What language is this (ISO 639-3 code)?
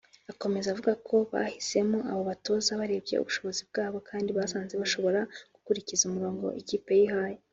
kin